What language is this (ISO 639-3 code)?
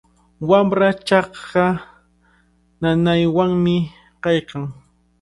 qvl